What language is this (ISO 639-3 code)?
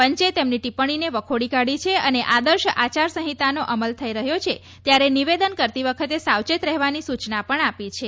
guj